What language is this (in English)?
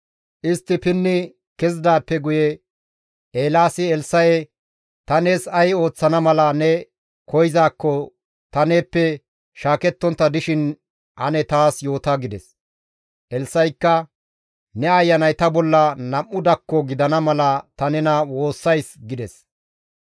Gamo